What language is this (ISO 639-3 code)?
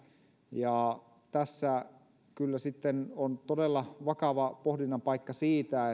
fin